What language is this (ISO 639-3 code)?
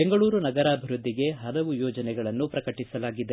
kan